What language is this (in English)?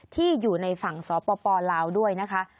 Thai